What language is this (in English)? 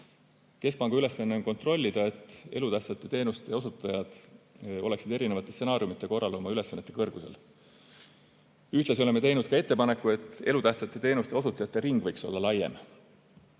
Estonian